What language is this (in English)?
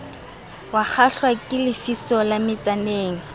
Southern Sotho